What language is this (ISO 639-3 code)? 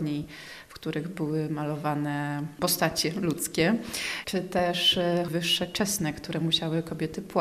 pol